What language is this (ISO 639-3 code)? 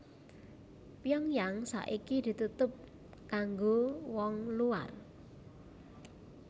jav